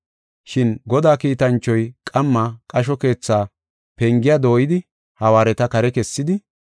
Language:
Gofa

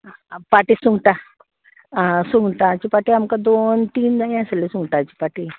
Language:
Konkani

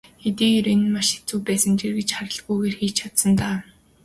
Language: Mongolian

